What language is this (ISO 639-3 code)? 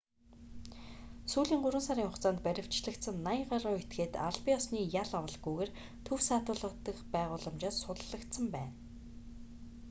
mon